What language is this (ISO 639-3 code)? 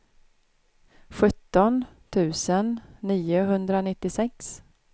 swe